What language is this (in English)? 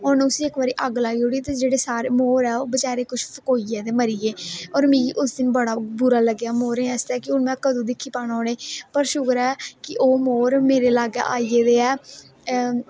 Dogri